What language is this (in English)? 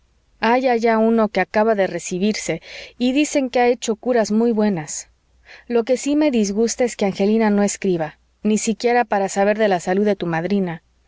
Spanish